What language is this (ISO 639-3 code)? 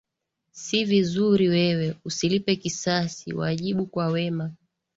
swa